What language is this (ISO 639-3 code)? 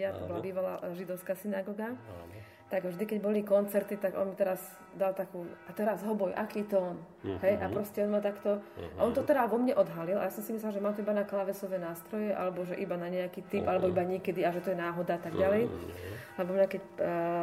slk